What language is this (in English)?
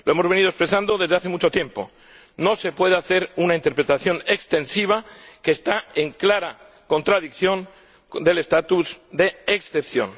Spanish